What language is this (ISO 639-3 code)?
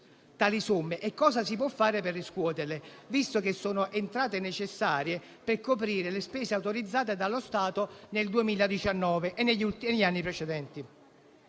ita